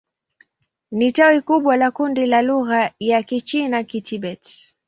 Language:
Swahili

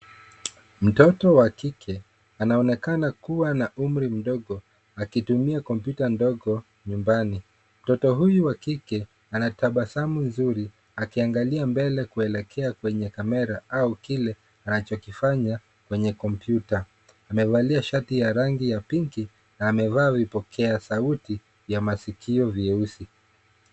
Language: Swahili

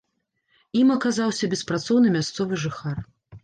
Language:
Belarusian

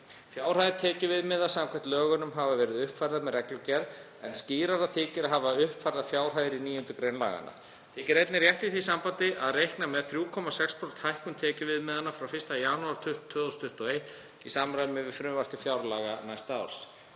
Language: Icelandic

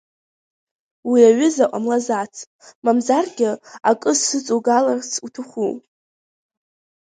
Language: Abkhazian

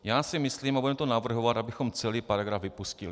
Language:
Czech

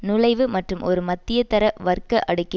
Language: Tamil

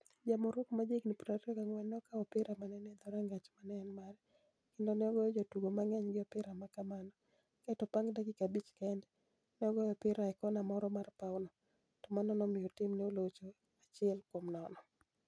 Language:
Luo (Kenya and Tanzania)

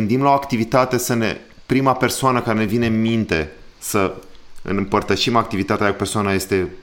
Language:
Romanian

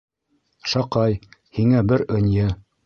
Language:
Bashkir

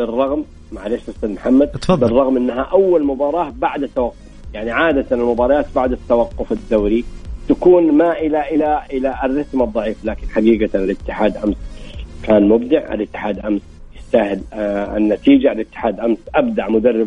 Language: Arabic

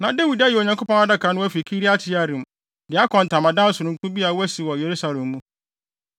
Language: Akan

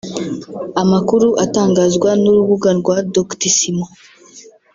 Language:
Kinyarwanda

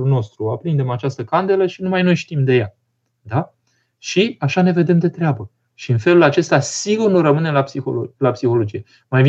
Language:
Romanian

